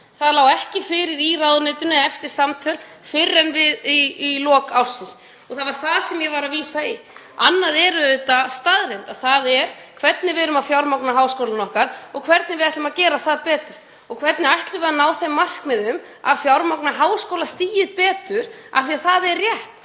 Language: Icelandic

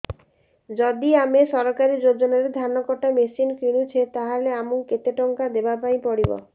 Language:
Odia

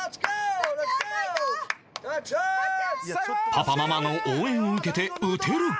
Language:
Japanese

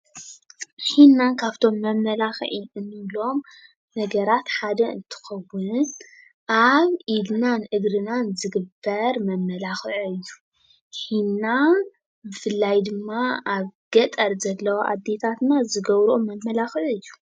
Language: Tigrinya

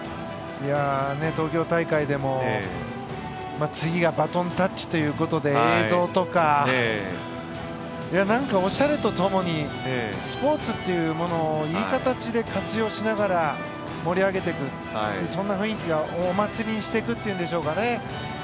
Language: Japanese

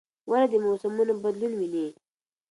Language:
Pashto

